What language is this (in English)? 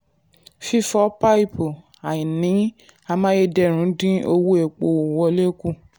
Yoruba